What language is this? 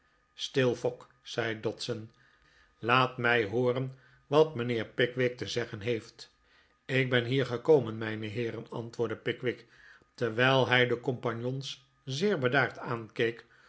Dutch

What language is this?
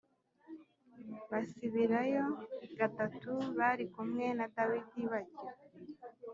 Kinyarwanda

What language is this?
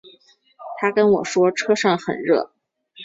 Chinese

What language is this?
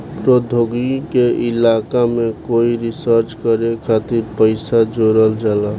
Bhojpuri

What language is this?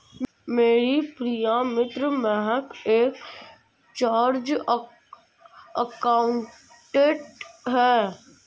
Hindi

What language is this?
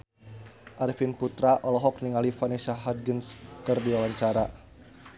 Sundanese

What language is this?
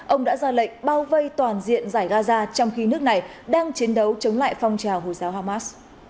Vietnamese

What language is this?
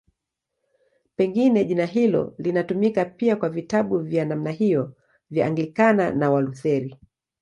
Swahili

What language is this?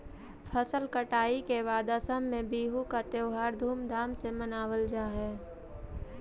Magahi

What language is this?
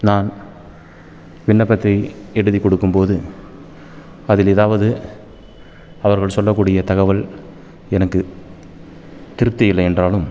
Tamil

